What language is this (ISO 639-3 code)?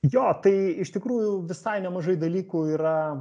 lit